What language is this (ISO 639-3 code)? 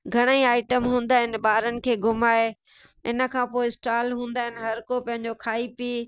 snd